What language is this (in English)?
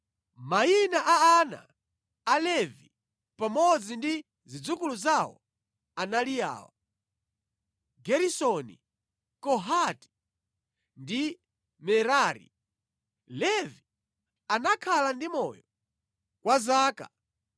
Nyanja